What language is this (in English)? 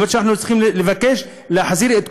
Hebrew